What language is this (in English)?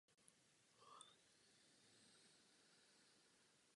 Czech